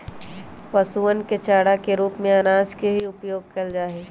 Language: Magahi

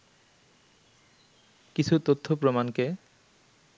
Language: Bangla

